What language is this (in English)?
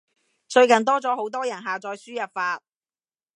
Cantonese